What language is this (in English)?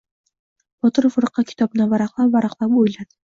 Uzbek